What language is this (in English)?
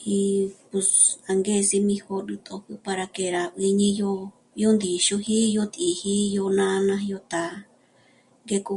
Michoacán Mazahua